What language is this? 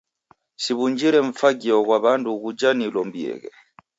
Taita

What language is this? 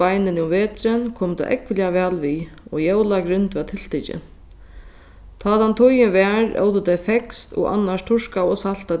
Faroese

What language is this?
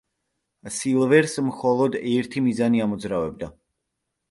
Georgian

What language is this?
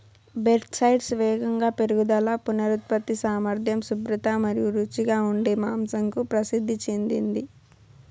Telugu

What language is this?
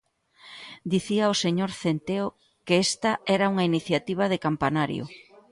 Galician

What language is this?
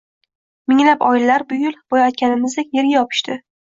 Uzbek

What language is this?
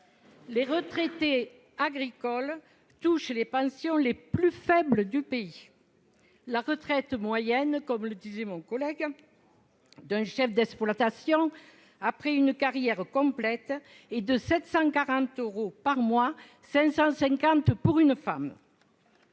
French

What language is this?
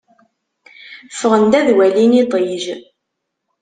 Kabyle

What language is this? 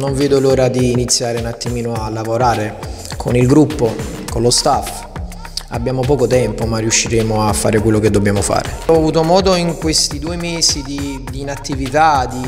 Italian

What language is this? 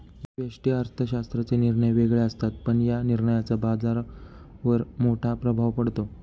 Marathi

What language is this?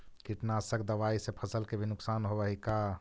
Magahi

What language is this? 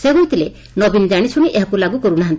Odia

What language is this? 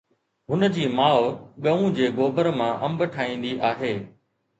Sindhi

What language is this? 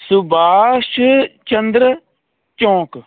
Punjabi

